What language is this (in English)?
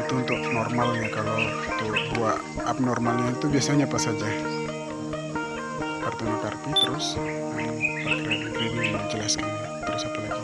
Indonesian